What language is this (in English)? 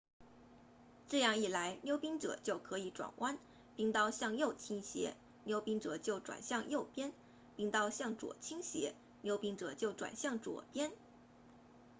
Chinese